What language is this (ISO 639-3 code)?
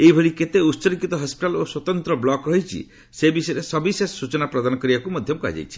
ori